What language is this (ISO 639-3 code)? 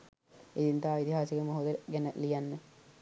sin